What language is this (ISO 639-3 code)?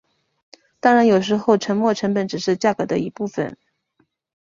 zho